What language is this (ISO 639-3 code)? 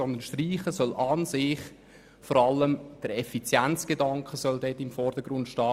gsw